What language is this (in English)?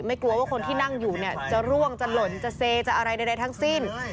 Thai